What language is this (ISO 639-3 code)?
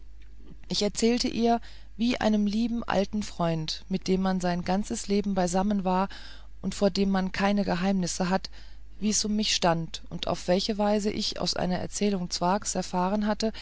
deu